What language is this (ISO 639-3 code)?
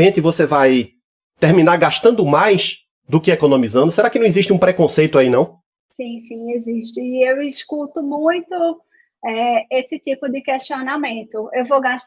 por